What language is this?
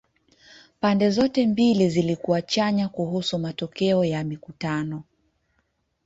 Swahili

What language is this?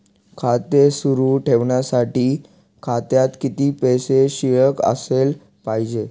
Marathi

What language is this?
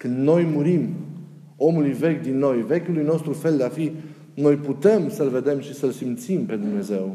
Romanian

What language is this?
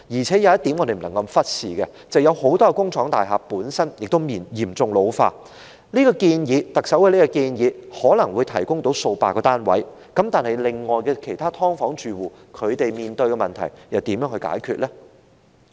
Cantonese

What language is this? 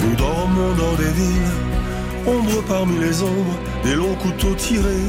French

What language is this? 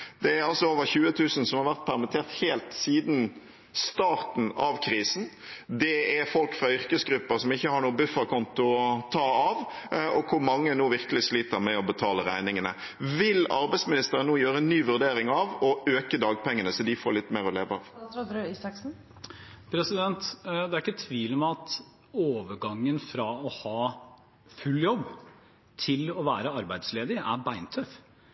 Norwegian Bokmål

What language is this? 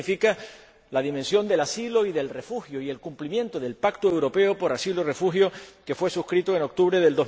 Spanish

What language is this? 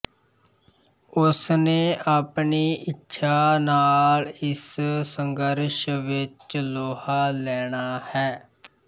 Punjabi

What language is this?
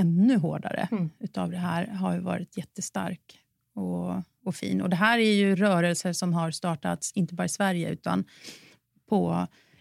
Swedish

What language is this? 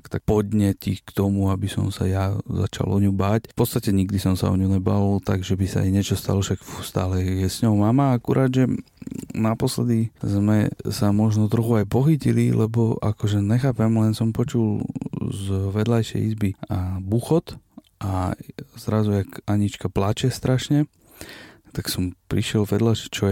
Slovak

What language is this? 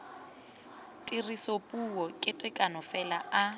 Tswana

